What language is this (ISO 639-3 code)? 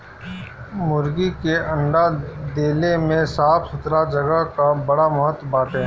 bho